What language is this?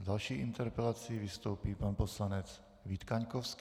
Czech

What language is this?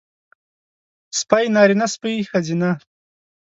Pashto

